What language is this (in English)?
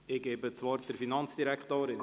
Swiss German